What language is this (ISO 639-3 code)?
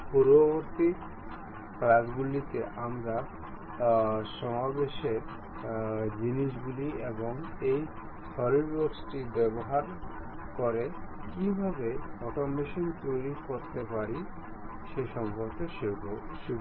ben